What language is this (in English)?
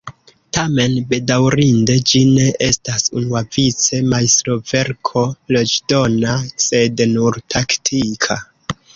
Esperanto